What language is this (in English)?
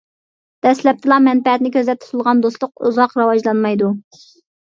Uyghur